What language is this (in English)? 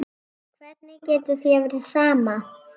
Icelandic